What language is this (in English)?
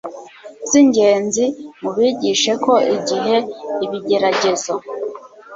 Kinyarwanda